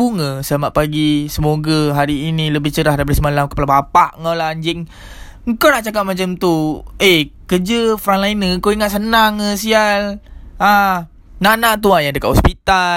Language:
Malay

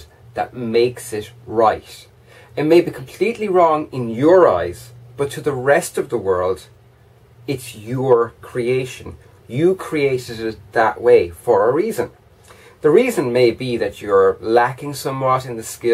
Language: English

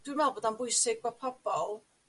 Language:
Welsh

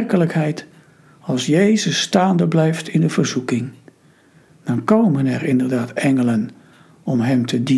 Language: Dutch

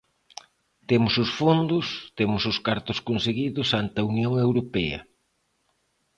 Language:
Galician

